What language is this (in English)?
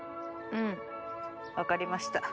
Japanese